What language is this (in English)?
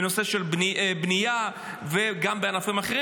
Hebrew